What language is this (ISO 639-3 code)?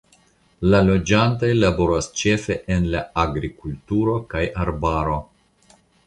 epo